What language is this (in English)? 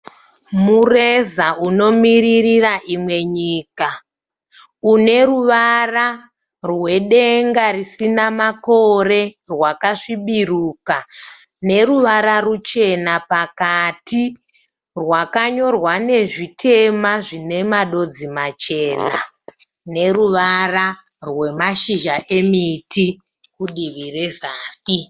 Shona